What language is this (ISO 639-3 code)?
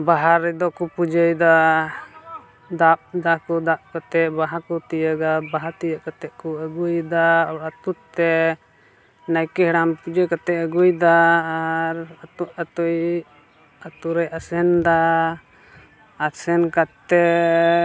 sat